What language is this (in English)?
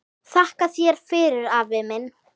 Icelandic